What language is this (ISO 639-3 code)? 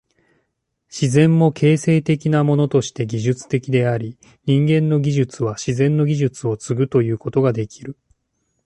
jpn